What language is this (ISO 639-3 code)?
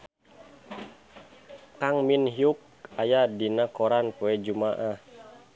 sun